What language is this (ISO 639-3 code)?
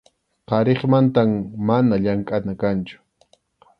qxu